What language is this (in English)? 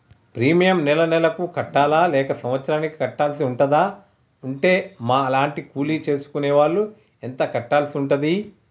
Telugu